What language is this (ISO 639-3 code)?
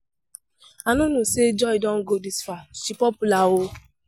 pcm